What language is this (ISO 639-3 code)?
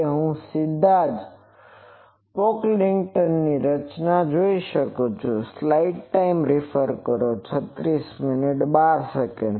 guj